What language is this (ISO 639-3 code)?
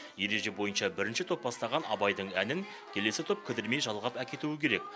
kaz